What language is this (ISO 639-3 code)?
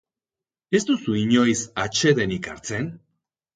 eus